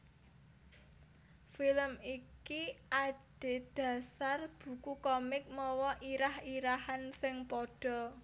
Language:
Javanese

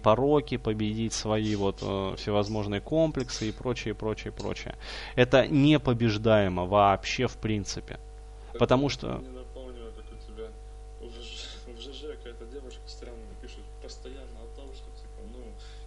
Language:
Russian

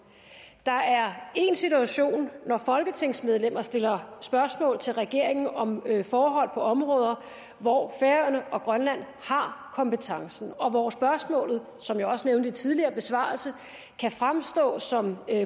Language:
Danish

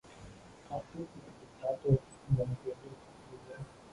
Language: Vietnamese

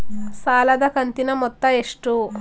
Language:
Kannada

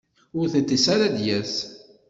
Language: Kabyle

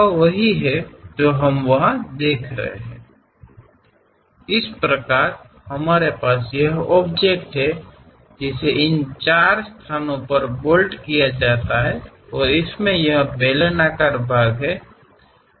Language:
Kannada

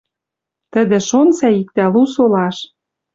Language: Western Mari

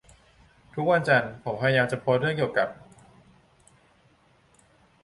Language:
Thai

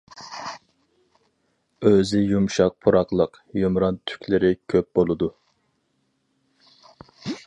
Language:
Uyghur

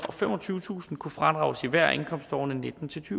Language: Danish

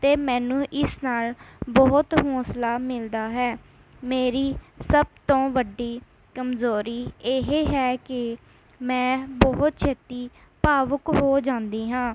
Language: Punjabi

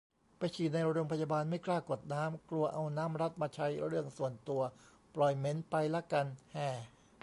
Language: Thai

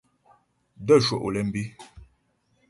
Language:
Ghomala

